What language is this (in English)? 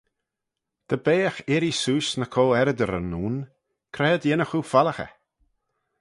Manx